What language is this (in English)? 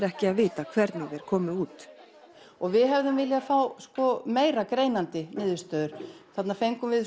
Icelandic